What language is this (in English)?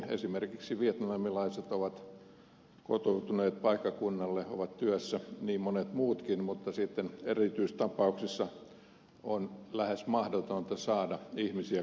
Finnish